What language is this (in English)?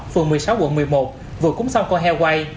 Vietnamese